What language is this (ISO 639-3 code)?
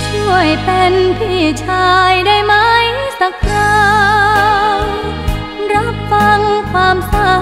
tha